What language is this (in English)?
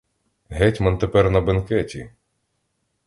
Ukrainian